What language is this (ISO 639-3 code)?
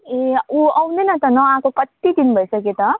nep